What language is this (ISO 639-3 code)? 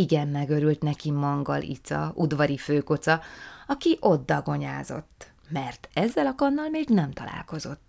hun